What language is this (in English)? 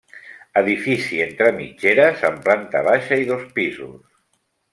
Catalan